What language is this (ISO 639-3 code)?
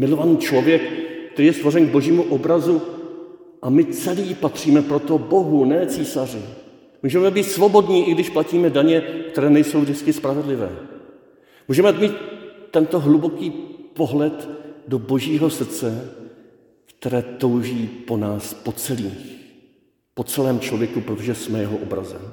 ces